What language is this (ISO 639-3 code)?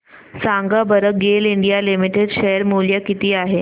mar